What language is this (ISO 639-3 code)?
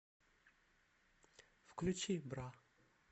rus